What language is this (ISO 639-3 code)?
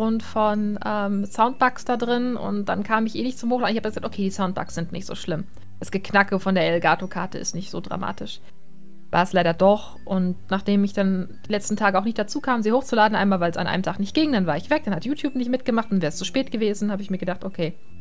deu